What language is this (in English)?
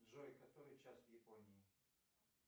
Russian